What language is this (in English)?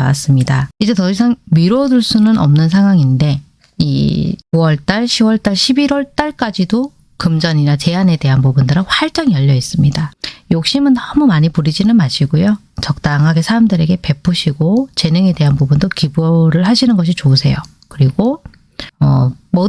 Korean